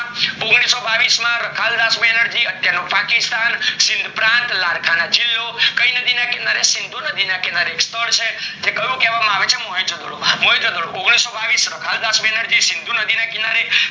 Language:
Gujarati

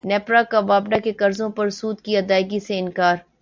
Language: Urdu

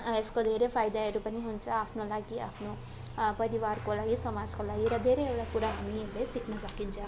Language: Nepali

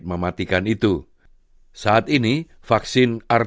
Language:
Indonesian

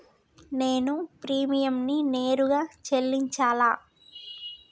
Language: Telugu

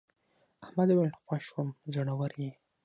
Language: Pashto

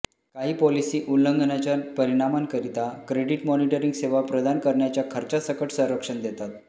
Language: Marathi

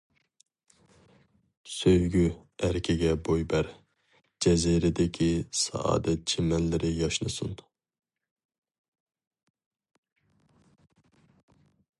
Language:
Uyghur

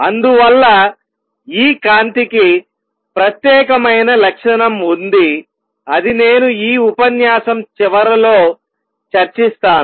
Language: Telugu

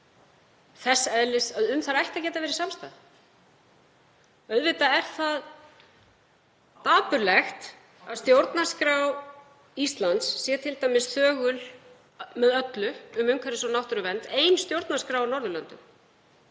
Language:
Icelandic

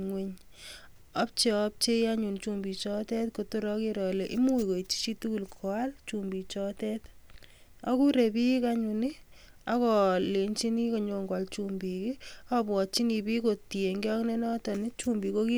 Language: Kalenjin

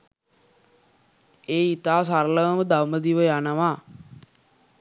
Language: Sinhala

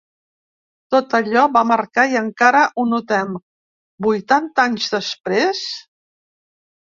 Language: Catalan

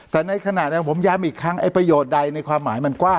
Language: Thai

